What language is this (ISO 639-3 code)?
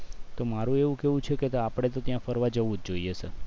guj